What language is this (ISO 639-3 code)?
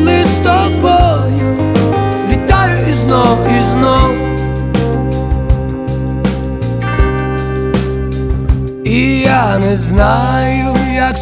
ukr